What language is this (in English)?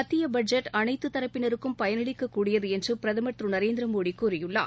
Tamil